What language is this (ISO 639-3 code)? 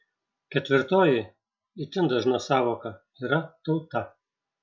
lit